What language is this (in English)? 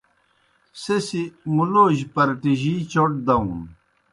Kohistani Shina